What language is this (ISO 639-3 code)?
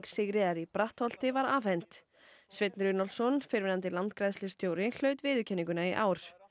isl